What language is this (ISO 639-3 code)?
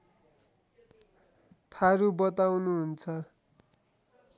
nep